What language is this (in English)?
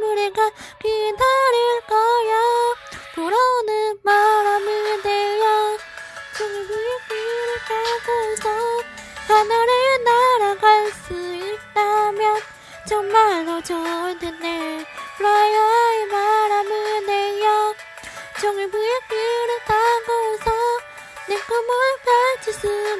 Korean